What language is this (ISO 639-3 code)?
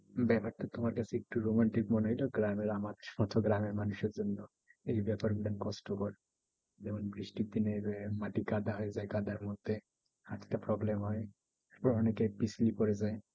ben